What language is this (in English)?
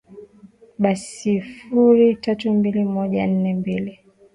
Swahili